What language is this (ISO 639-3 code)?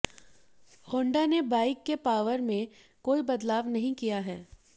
hin